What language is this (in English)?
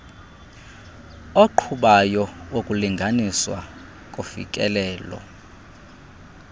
Xhosa